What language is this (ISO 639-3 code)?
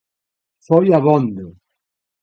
glg